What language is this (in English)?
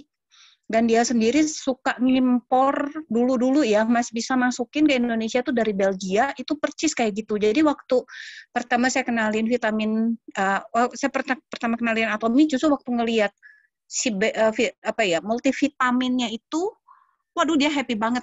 Indonesian